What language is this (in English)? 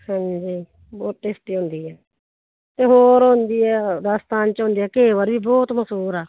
Punjabi